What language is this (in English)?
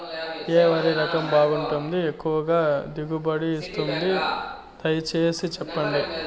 Telugu